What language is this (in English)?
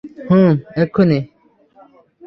Bangla